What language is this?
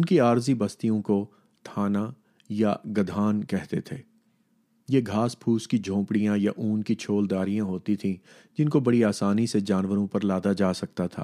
Urdu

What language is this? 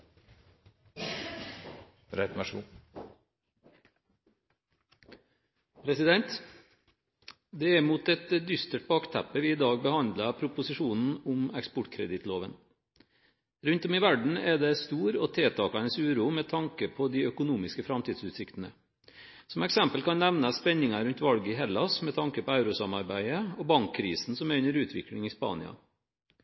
Norwegian Bokmål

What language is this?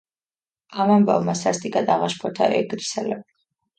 Georgian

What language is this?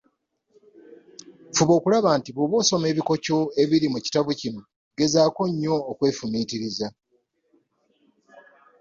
Ganda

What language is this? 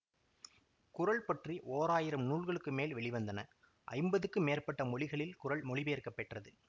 Tamil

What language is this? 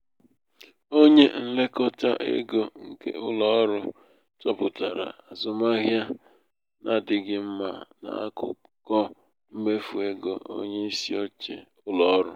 Igbo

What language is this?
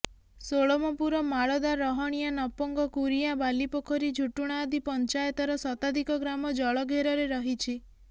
Odia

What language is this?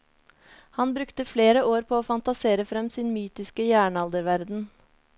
Norwegian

